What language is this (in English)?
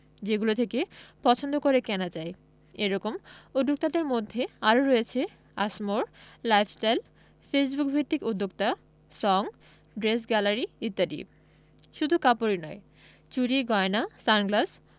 Bangla